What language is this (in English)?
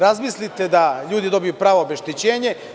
Serbian